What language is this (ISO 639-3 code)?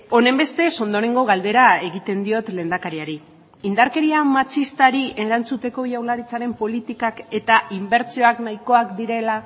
eus